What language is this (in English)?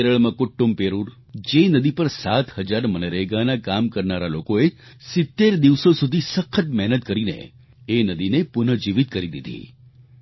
Gujarati